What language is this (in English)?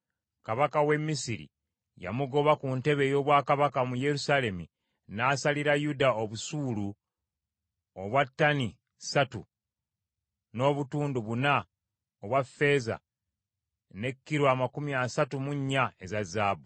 Ganda